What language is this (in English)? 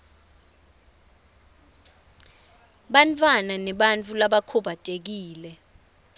Swati